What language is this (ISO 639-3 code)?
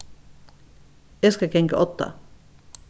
fao